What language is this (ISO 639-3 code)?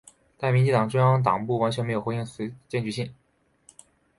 zho